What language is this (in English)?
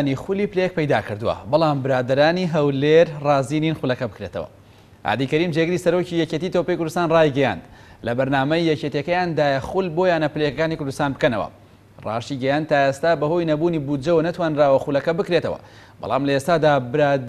Dutch